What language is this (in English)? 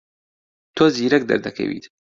Central Kurdish